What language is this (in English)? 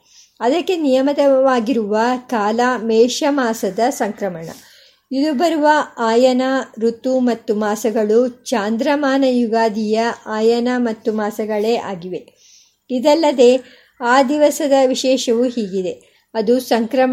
Kannada